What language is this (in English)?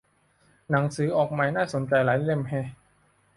Thai